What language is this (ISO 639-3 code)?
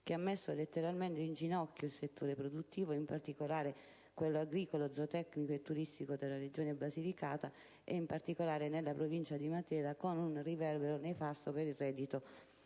ita